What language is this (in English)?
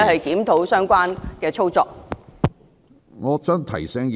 Cantonese